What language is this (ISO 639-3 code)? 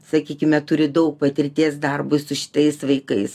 lit